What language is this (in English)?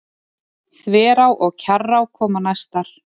Icelandic